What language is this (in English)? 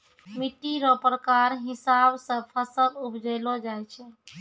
Maithili